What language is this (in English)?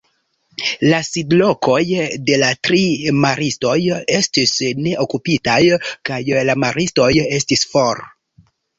Esperanto